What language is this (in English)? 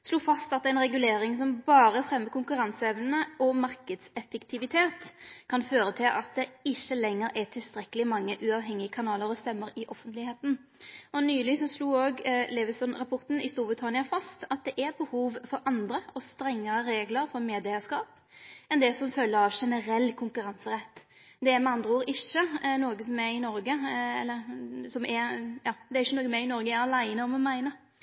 Norwegian Nynorsk